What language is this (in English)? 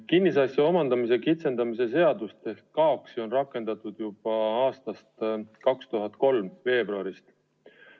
Estonian